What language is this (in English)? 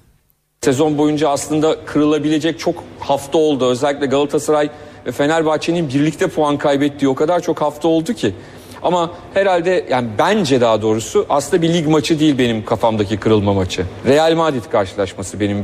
Turkish